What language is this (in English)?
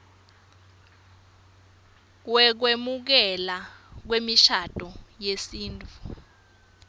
Swati